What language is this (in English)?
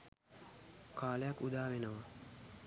Sinhala